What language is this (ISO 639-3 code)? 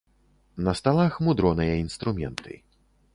bel